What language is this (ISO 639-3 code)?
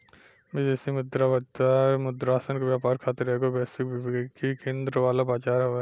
bho